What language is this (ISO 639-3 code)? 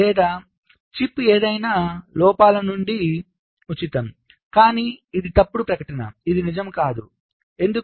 tel